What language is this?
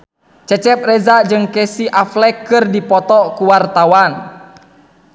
Sundanese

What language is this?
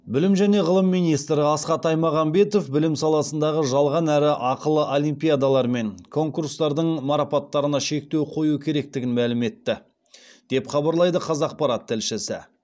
Kazakh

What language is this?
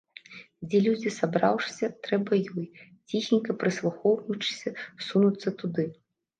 Belarusian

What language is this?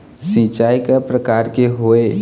Chhattisgarhi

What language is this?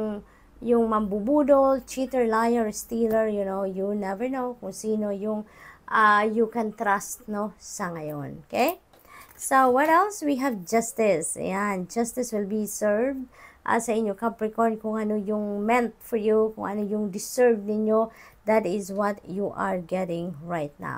Filipino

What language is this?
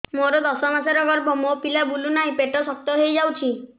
Odia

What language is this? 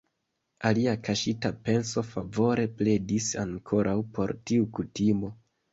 Esperanto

